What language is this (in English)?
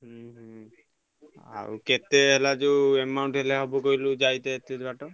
Odia